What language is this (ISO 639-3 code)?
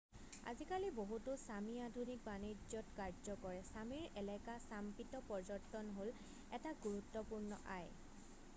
asm